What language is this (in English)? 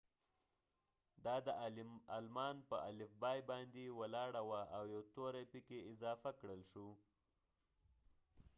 Pashto